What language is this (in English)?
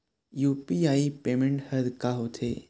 Chhattisgarhi